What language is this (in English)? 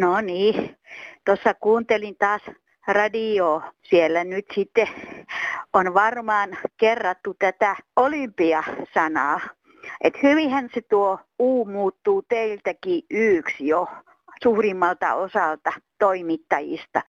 Finnish